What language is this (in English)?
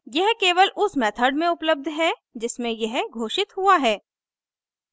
Hindi